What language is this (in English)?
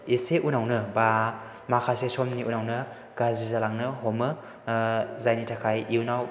Bodo